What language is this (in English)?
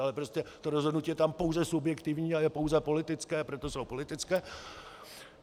Czech